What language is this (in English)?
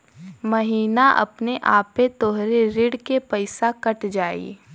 Bhojpuri